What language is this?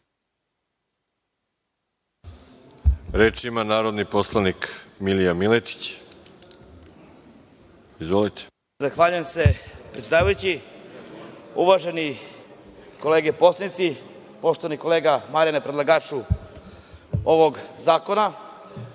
Serbian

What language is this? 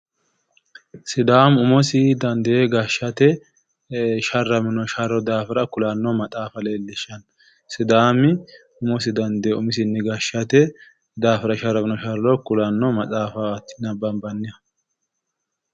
Sidamo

